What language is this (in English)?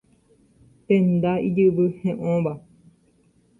Guarani